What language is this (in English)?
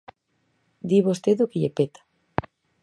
Galician